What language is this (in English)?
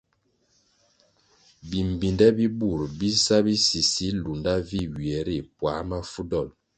Kwasio